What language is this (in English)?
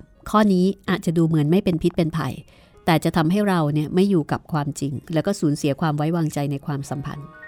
Thai